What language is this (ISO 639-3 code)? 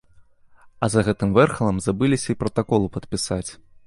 bel